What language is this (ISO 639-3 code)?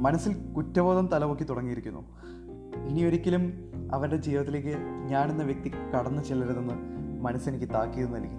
mal